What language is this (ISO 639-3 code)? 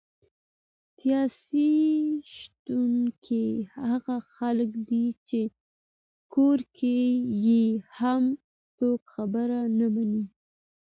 pus